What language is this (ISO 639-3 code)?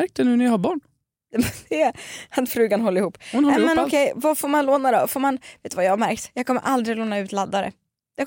swe